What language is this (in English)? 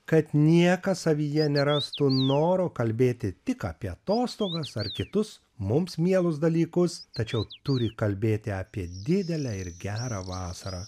Lithuanian